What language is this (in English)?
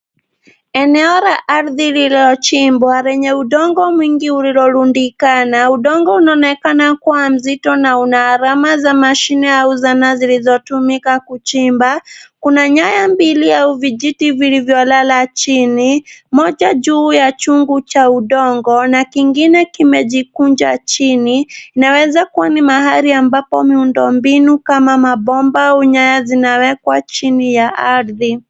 Swahili